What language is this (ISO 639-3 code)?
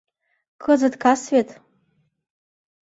chm